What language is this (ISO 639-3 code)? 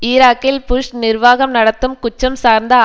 tam